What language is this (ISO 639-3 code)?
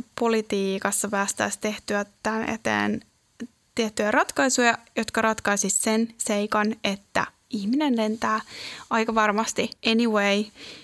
fin